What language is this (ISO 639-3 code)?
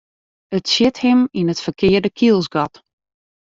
fry